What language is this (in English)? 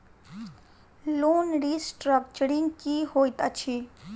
Maithili